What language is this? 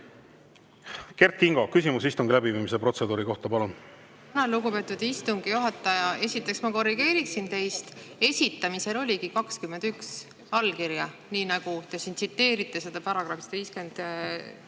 Estonian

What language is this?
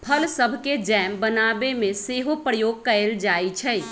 Magahi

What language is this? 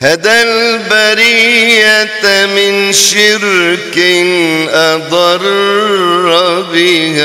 Arabic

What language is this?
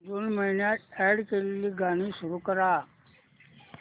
Marathi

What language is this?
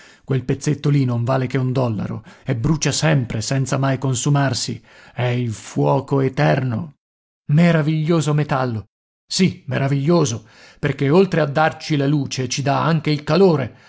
Italian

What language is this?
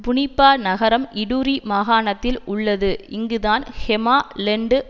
Tamil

